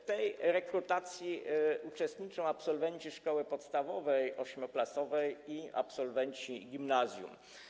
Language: Polish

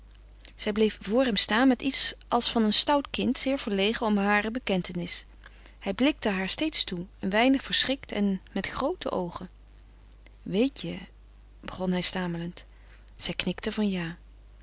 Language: Dutch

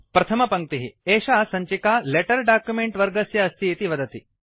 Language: Sanskrit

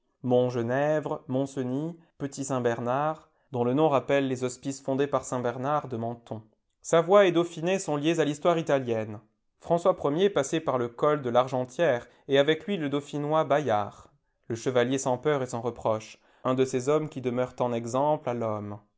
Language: French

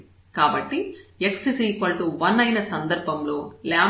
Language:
Telugu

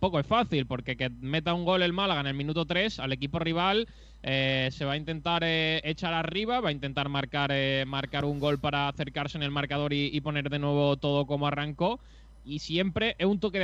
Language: Spanish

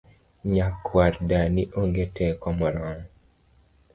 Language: Luo (Kenya and Tanzania)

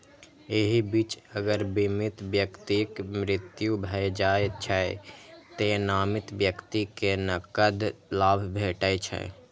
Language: Maithili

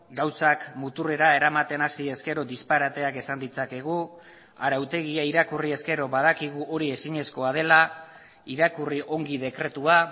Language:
Basque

